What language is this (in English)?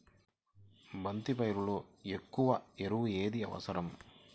Telugu